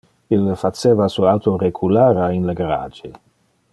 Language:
Interlingua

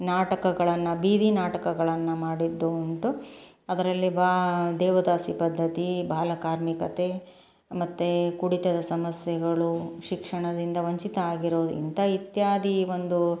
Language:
Kannada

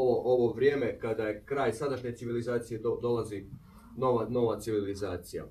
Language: Croatian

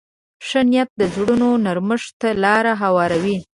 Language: Pashto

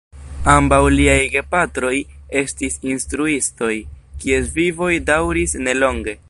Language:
Esperanto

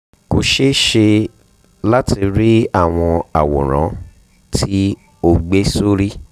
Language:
Yoruba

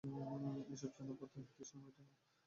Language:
Bangla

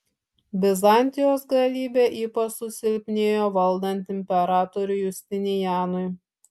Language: Lithuanian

